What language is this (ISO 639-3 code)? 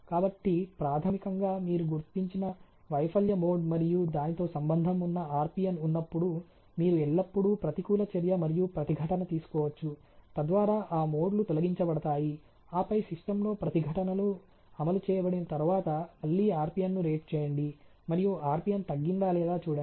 tel